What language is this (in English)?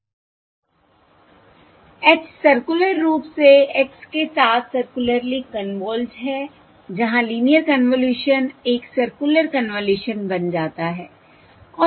Hindi